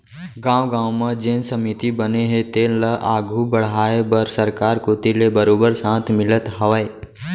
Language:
Chhattisgarhi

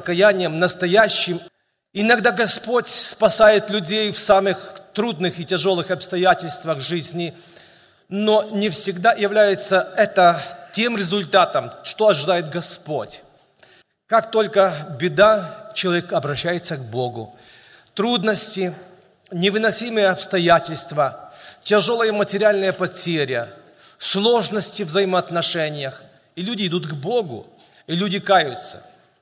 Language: Russian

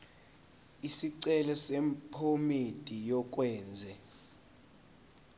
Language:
Zulu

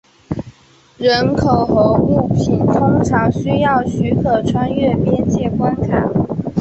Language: Chinese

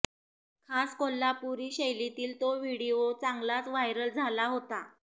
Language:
Marathi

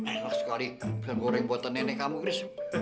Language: Indonesian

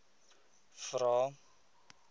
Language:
Afrikaans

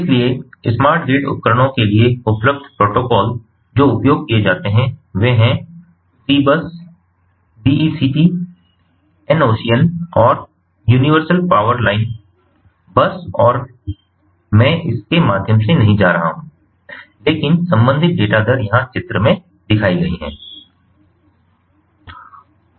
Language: Hindi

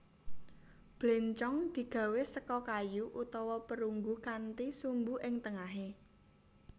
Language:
Javanese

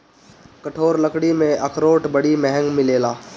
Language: Bhojpuri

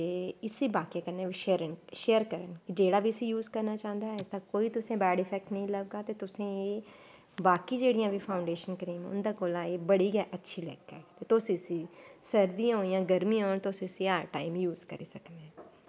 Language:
Dogri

